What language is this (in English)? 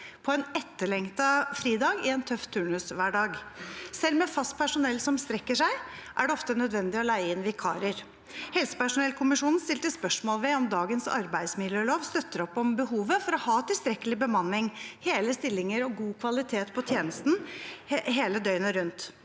Norwegian